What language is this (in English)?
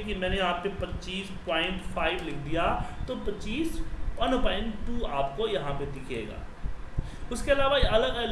Hindi